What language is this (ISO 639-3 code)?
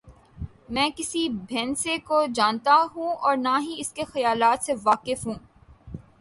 urd